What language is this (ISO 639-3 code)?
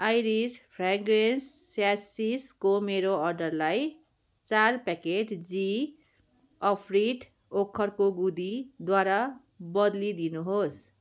nep